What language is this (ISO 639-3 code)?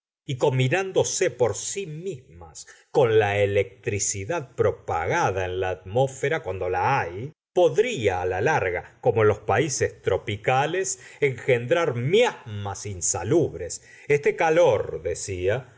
spa